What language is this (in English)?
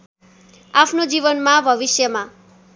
Nepali